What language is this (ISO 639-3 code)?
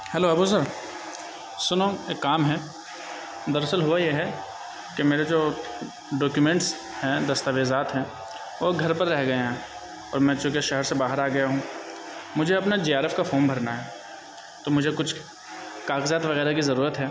urd